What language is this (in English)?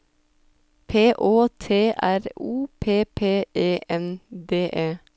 Norwegian